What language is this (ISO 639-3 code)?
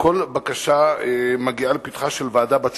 heb